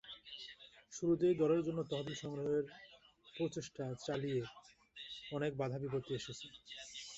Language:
Bangla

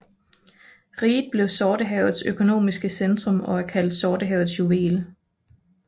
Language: Danish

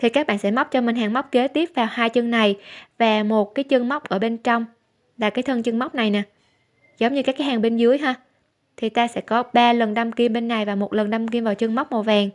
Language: Vietnamese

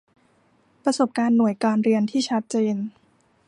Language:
Thai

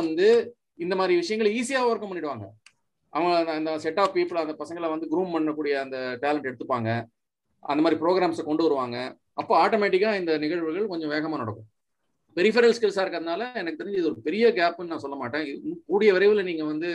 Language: Tamil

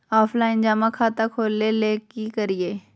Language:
Magahi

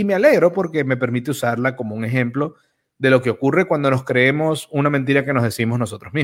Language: Spanish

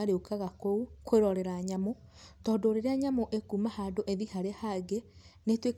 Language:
Kikuyu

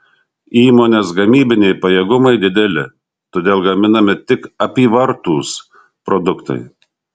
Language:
Lithuanian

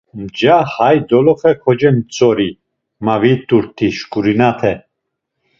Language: Laz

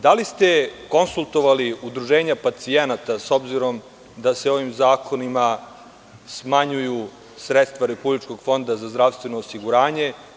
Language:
Serbian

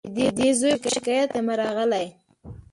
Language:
Pashto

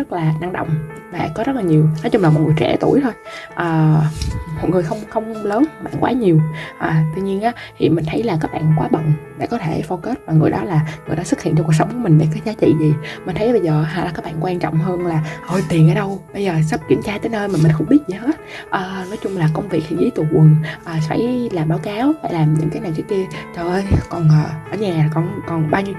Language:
Vietnamese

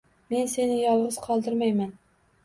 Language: Uzbek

